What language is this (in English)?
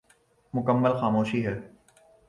Urdu